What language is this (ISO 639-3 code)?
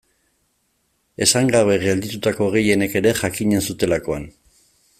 eus